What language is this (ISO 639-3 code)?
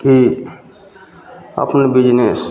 mai